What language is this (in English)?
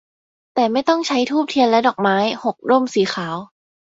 Thai